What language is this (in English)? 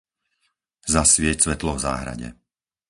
Slovak